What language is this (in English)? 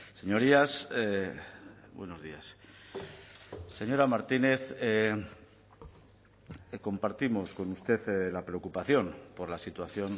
Spanish